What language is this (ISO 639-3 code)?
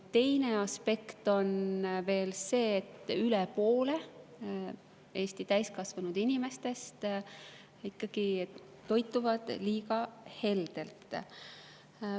est